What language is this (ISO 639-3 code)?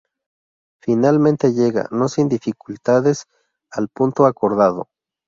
spa